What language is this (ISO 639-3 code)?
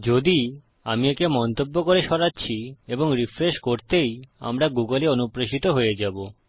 ben